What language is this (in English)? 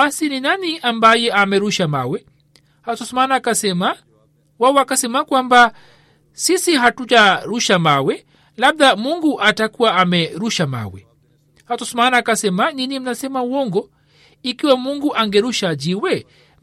Swahili